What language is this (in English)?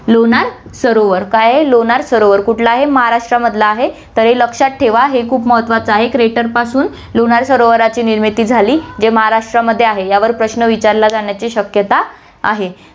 Marathi